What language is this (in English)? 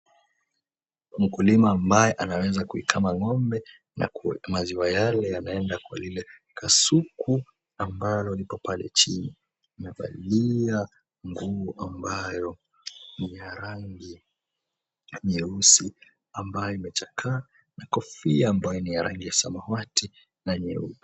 Swahili